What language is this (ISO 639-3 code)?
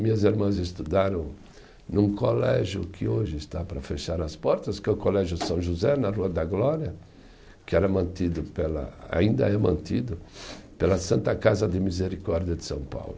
por